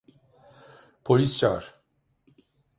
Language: Turkish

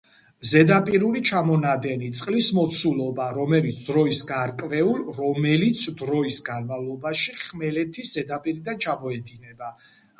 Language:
Georgian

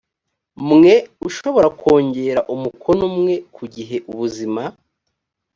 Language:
Kinyarwanda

